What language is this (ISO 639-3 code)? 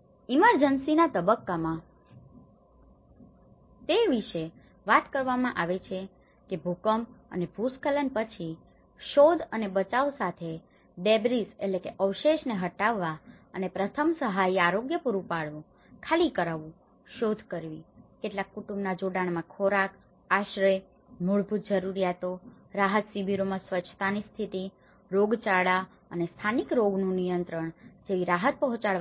guj